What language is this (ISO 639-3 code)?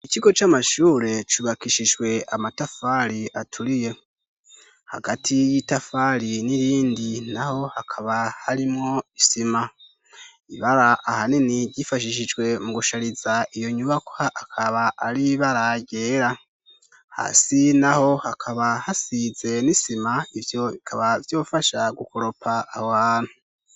run